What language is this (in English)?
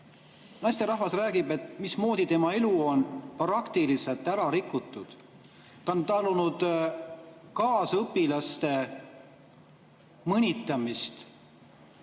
Estonian